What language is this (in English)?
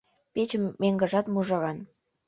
Mari